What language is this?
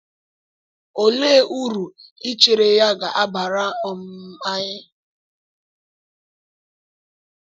Igbo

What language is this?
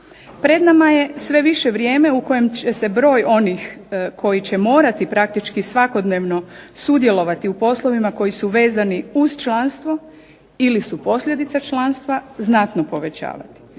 Croatian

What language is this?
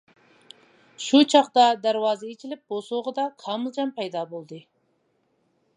Uyghur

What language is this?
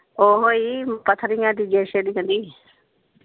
Punjabi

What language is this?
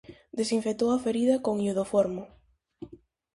Galician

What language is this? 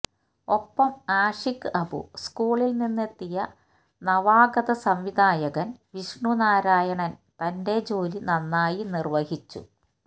Malayalam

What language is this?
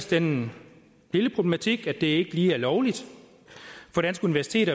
Danish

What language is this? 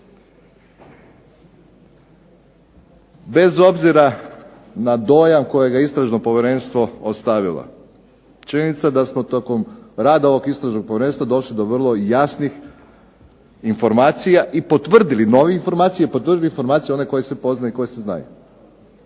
Croatian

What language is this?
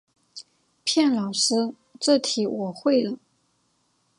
Chinese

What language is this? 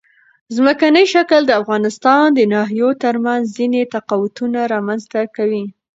Pashto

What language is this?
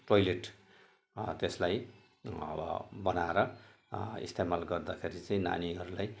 Nepali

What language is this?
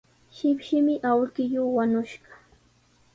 Sihuas Ancash Quechua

